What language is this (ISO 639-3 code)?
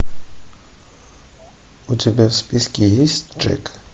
rus